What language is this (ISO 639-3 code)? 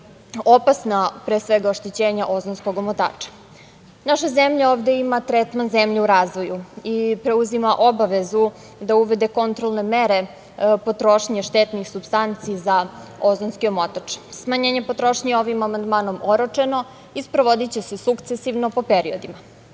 srp